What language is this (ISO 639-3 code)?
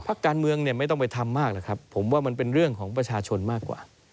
tha